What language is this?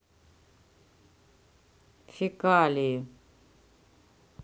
Russian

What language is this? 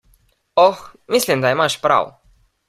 Slovenian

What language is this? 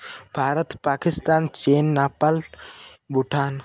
Odia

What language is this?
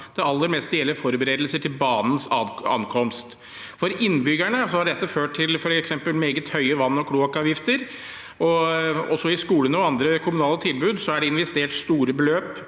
Norwegian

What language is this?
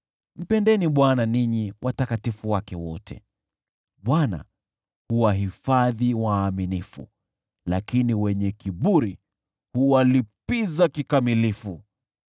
Swahili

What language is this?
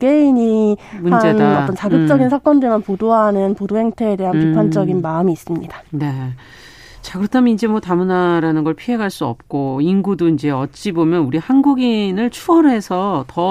Korean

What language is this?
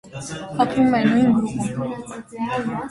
Armenian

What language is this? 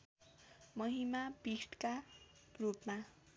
Nepali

